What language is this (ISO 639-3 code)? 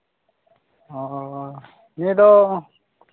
sat